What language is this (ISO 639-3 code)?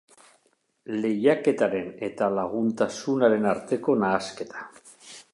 eus